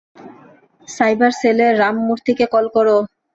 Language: Bangla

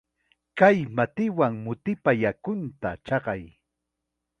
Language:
Chiquián Ancash Quechua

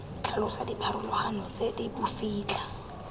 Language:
Tswana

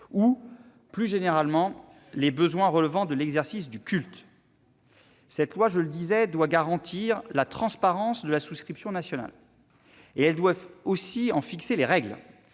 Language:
French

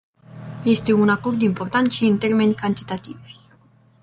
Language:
Romanian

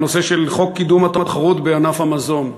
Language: Hebrew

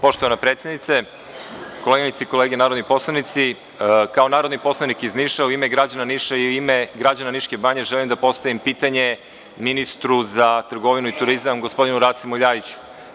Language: Serbian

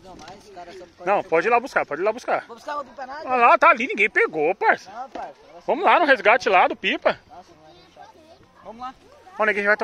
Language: Portuguese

